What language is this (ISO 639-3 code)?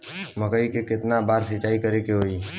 bho